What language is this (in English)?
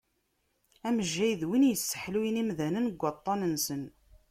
Kabyle